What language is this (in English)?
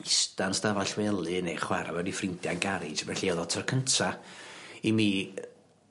Welsh